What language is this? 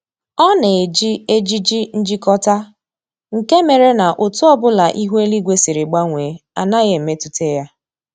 Igbo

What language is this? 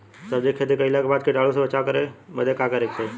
Bhojpuri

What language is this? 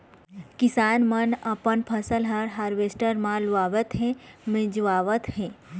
Chhattisgarhi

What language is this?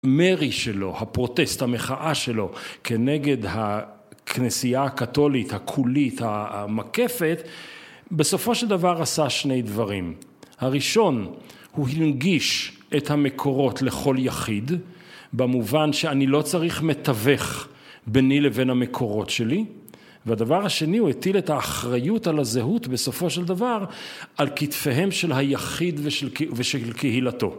Hebrew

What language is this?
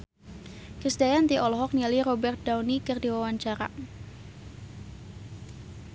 Sundanese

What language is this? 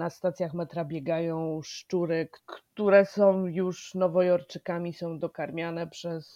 Polish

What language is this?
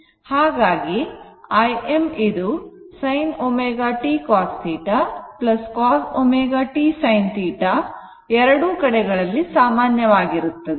Kannada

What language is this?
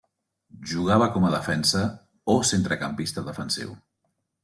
Catalan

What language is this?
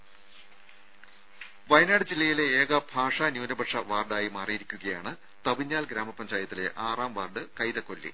Malayalam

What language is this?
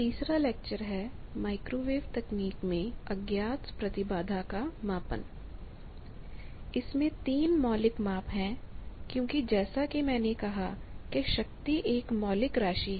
Hindi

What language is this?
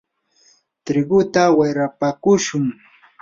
Yanahuanca Pasco Quechua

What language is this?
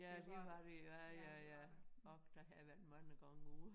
Danish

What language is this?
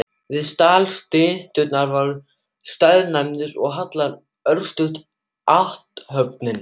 Icelandic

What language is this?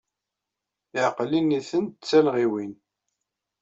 Kabyle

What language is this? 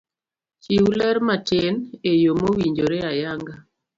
Luo (Kenya and Tanzania)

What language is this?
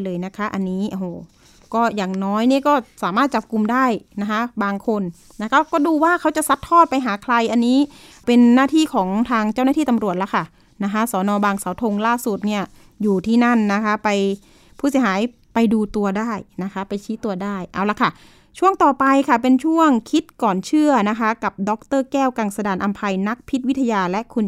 Thai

